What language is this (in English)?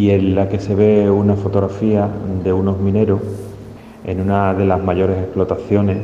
Spanish